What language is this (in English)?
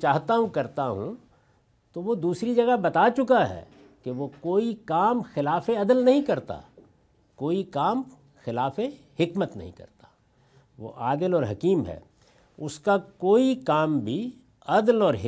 Urdu